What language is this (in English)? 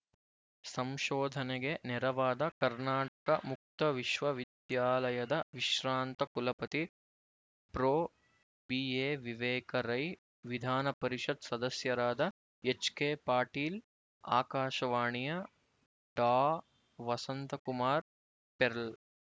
Kannada